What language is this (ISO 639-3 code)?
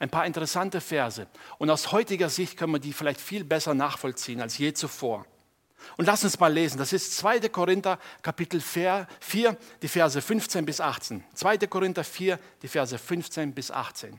deu